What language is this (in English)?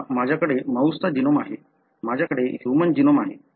Marathi